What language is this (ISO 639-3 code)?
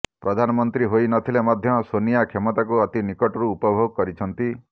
ori